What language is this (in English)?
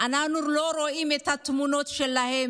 Hebrew